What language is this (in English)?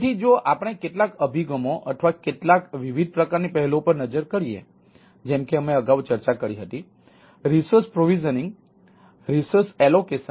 Gujarati